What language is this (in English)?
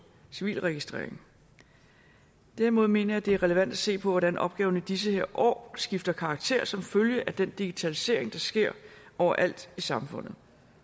Danish